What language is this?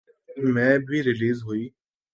Urdu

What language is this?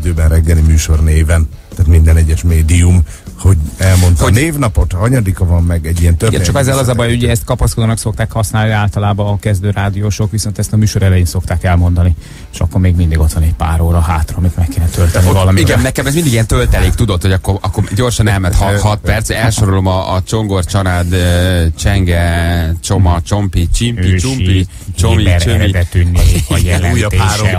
Hungarian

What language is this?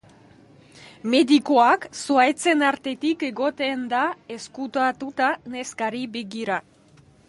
Basque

